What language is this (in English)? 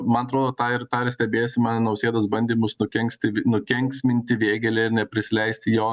Lithuanian